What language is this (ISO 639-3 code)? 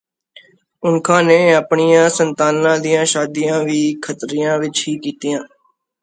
pan